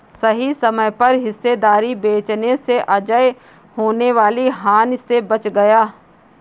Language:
Hindi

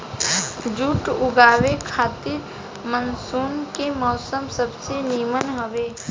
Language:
Bhojpuri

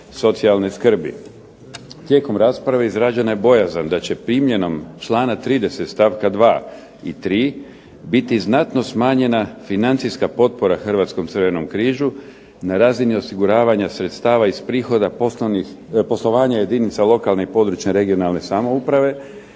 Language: Croatian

